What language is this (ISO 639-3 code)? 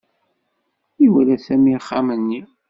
kab